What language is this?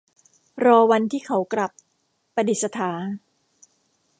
Thai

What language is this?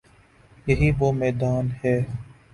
Urdu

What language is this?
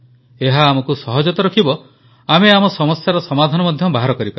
Odia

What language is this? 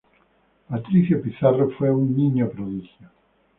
Spanish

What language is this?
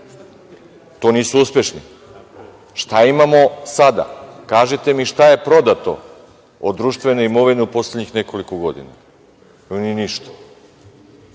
Serbian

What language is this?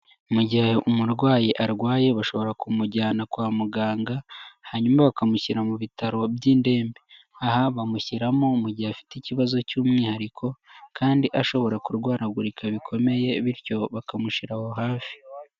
Kinyarwanda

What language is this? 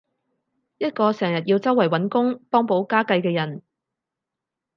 Cantonese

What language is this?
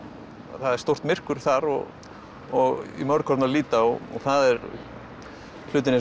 Icelandic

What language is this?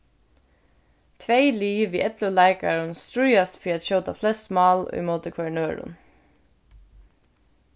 Faroese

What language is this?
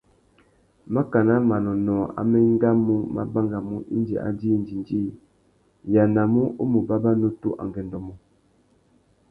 Tuki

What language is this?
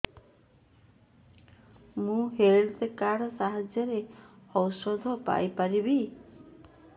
Odia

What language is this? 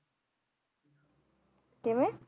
Punjabi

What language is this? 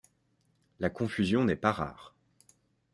French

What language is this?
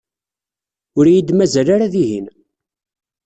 Kabyle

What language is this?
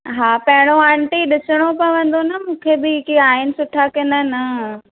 Sindhi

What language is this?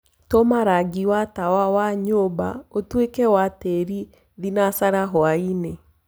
Kikuyu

